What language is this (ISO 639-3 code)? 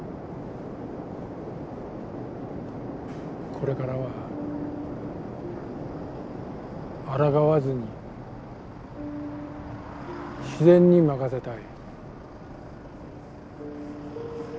jpn